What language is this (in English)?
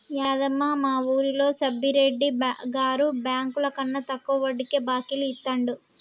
Telugu